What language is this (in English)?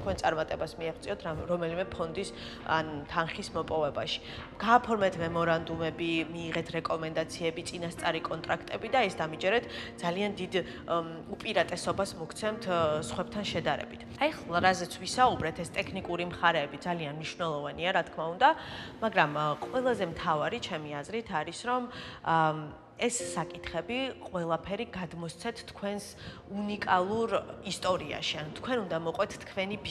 Romanian